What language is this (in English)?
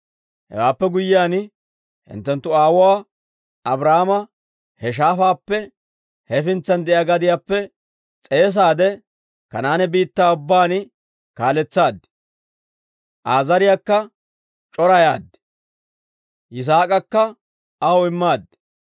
Dawro